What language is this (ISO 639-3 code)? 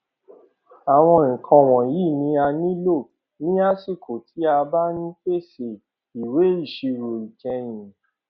yor